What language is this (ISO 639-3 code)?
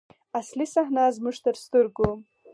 pus